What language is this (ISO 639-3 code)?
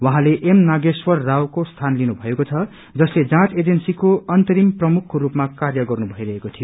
nep